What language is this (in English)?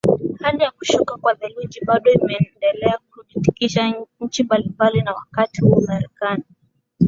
Swahili